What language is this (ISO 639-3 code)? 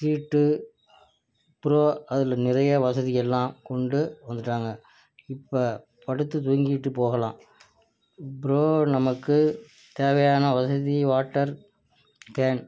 tam